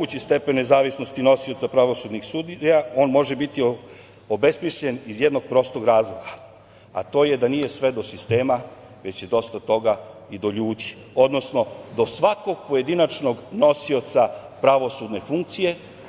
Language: Serbian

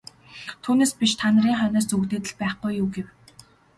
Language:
Mongolian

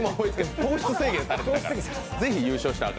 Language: Japanese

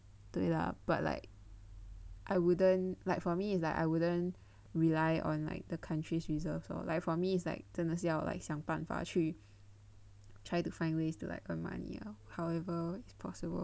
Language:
English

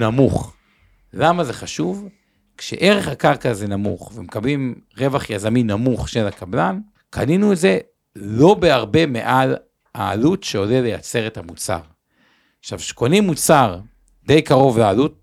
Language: Hebrew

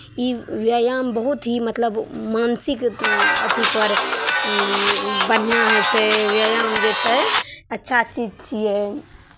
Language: Maithili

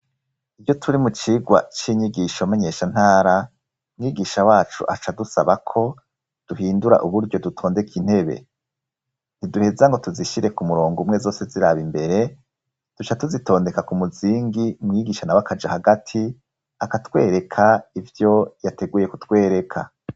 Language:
Rundi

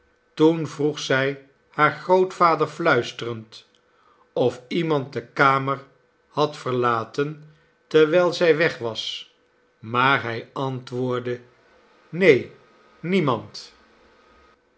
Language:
Dutch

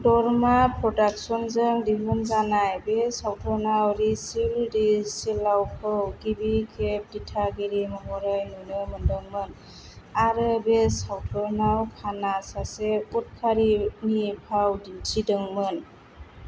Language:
Bodo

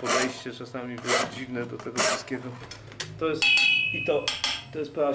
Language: Polish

